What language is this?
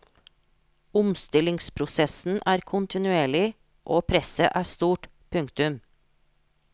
Norwegian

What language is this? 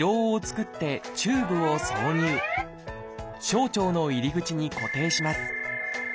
Japanese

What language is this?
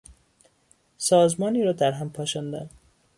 Persian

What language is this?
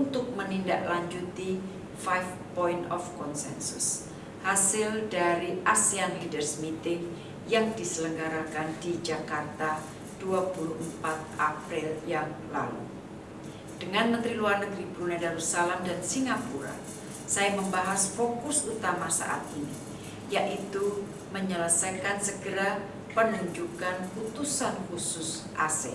Indonesian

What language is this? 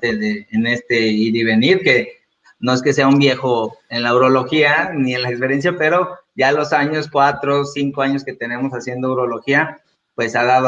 Spanish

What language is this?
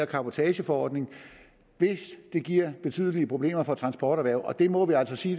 Danish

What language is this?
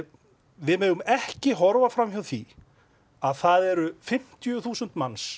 Icelandic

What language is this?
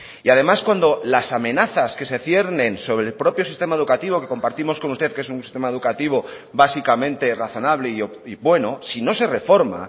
Spanish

